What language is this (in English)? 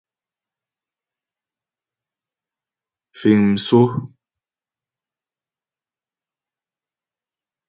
Ghomala